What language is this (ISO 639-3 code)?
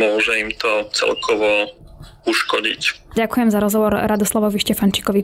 slk